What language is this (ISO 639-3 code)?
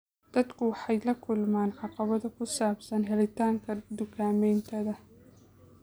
som